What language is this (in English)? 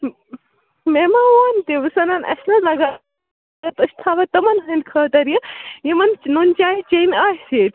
Kashmiri